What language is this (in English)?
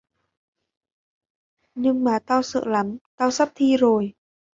Vietnamese